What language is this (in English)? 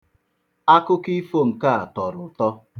Igbo